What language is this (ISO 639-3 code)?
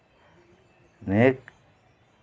sat